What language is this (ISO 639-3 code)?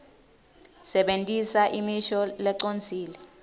ssw